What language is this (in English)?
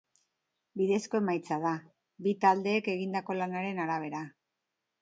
Basque